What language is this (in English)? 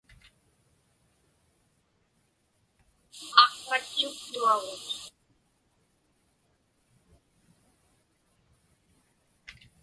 Inupiaq